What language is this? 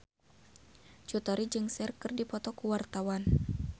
Sundanese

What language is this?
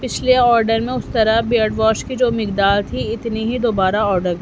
Urdu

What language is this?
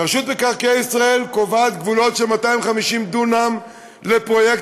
Hebrew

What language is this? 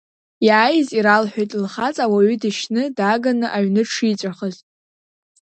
Abkhazian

